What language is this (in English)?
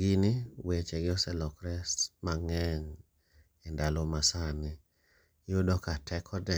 Luo (Kenya and Tanzania)